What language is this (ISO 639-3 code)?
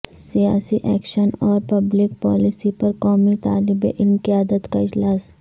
urd